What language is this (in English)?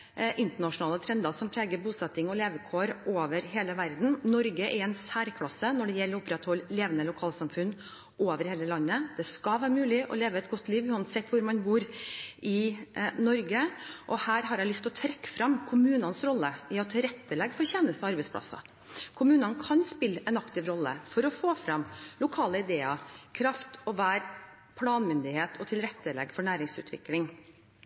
Norwegian Bokmål